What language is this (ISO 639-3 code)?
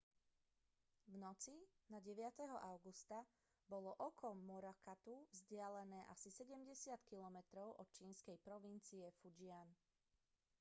slk